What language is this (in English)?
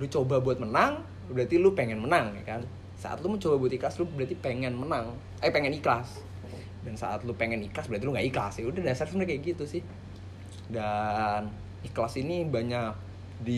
Indonesian